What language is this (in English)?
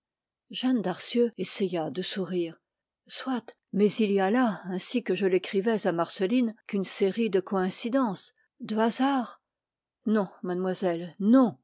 French